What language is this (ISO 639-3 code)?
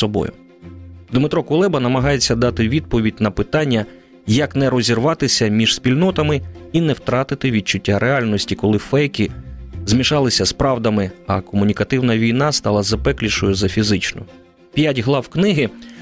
ukr